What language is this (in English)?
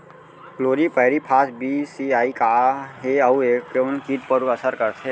Chhattisgarhi